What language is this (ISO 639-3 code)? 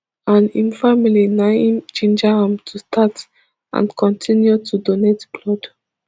pcm